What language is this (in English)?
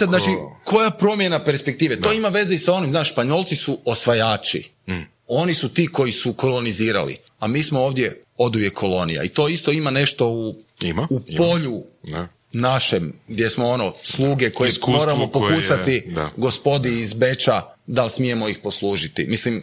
Croatian